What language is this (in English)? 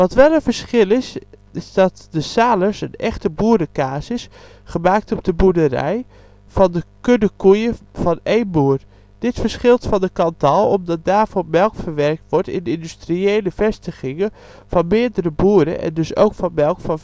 Dutch